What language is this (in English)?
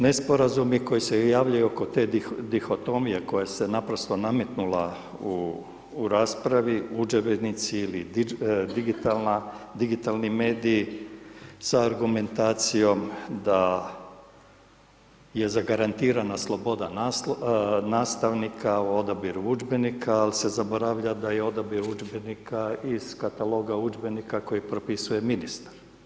Croatian